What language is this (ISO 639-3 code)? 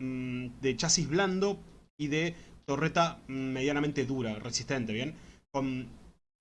spa